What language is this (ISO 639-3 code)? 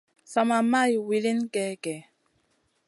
mcn